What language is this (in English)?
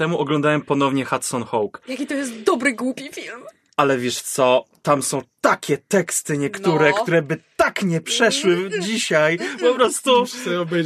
Polish